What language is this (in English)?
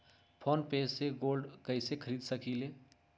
Magahi